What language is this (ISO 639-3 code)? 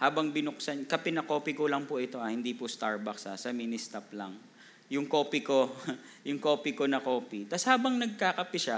fil